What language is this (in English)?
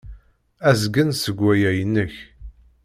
Kabyle